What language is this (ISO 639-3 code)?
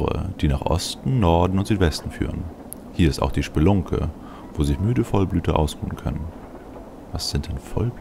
deu